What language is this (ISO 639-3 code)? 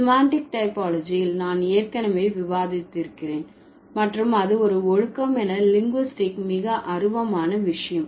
tam